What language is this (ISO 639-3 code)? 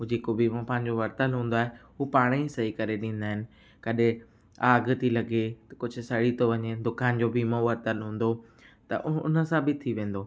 snd